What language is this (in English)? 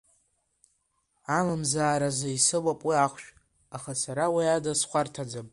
Abkhazian